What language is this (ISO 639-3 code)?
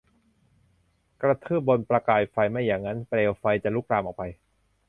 tha